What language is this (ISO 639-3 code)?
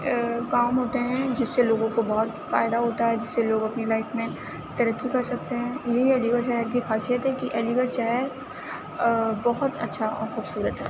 urd